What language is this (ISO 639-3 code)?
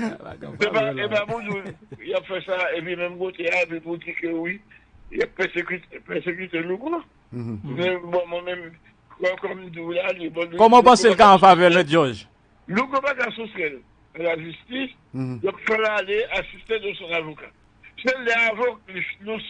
fra